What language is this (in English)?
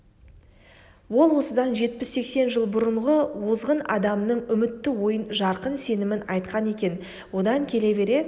Kazakh